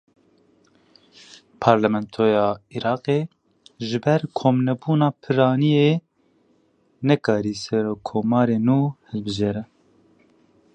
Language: Kurdish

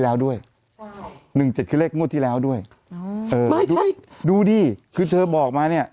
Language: Thai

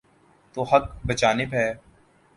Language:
Urdu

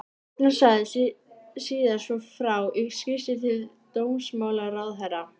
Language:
Icelandic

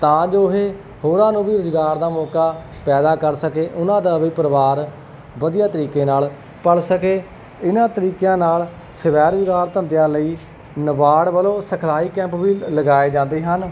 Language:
Punjabi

